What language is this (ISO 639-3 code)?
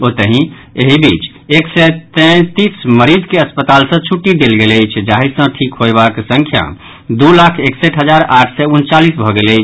mai